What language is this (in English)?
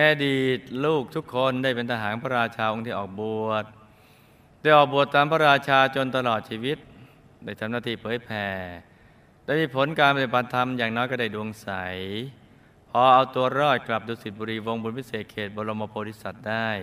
Thai